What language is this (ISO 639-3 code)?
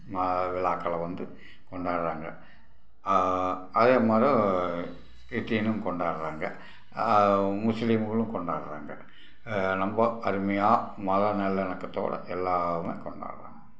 tam